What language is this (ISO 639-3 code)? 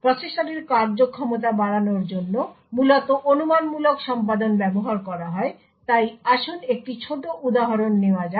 ben